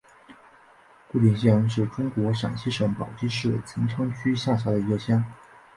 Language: Chinese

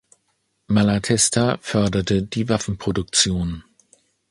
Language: German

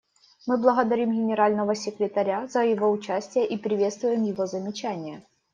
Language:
Russian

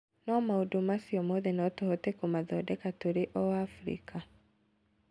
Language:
Kikuyu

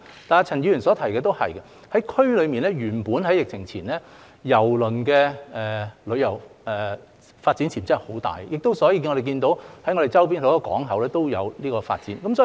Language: Cantonese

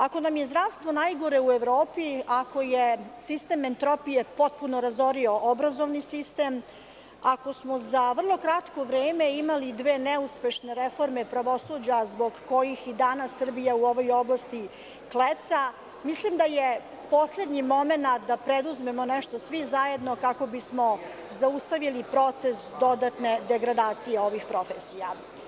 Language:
Serbian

